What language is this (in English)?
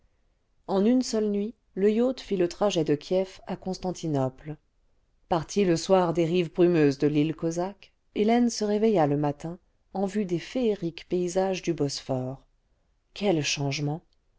French